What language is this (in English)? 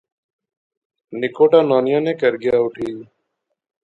Pahari-Potwari